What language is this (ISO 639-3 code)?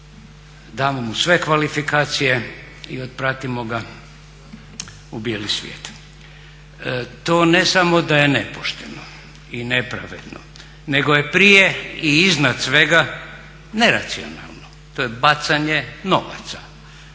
hrv